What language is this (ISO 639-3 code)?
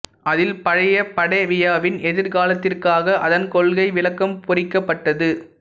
tam